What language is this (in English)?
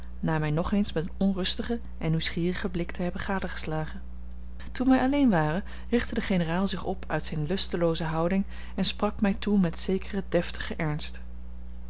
Dutch